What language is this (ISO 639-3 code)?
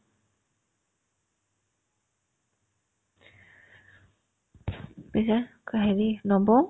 asm